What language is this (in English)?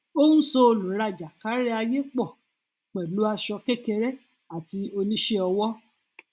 Yoruba